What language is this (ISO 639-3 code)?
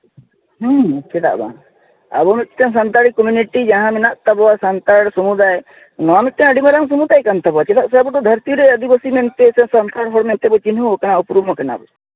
sat